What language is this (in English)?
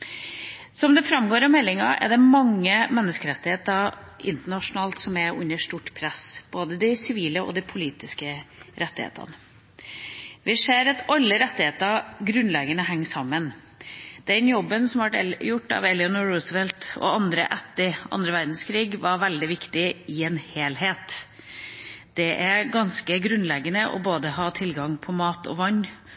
Norwegian Bokmål